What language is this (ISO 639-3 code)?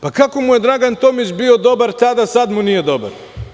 srp